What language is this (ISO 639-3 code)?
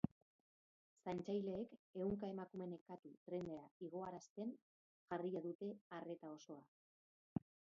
eus